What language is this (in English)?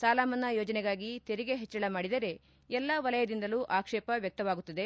Kannada